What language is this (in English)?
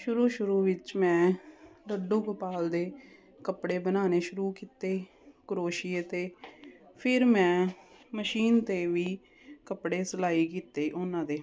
Punjabi